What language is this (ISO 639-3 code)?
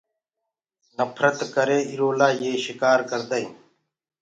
ggg